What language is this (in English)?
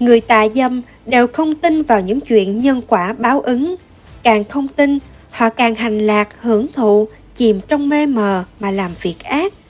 Vietnamese